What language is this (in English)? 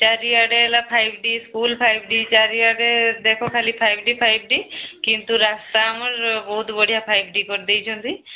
Odia